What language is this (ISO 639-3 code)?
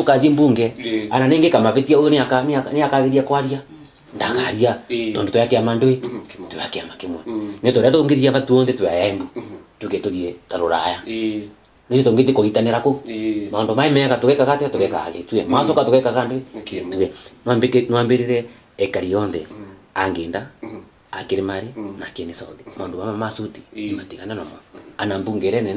ita